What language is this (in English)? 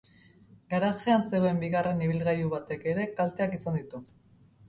Basque